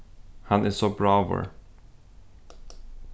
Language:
Faroese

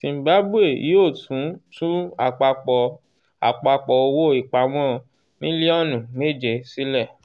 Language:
Yoruba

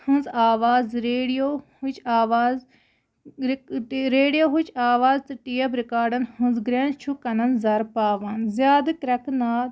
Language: Kashmiri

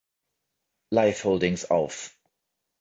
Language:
German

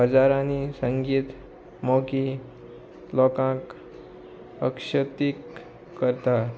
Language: Konkani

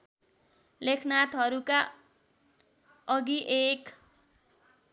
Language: Nepali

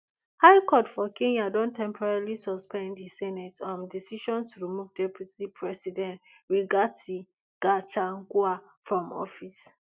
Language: Nigerian Pidgin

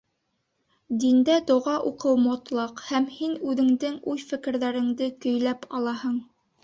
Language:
Bashkir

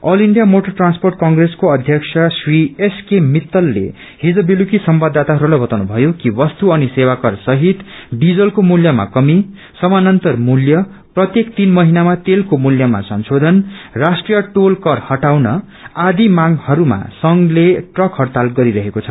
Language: Nepali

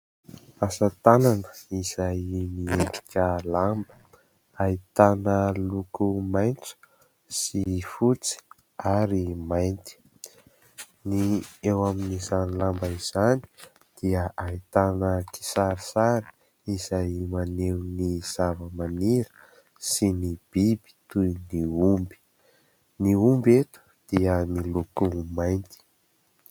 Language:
Malagasy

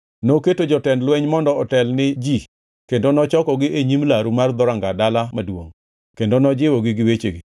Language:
Luo (Kenya and Tanzania)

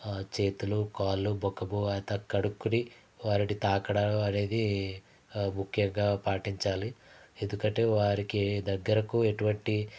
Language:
Telugu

